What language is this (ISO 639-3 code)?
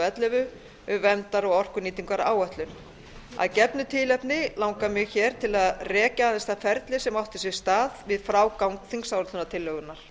isl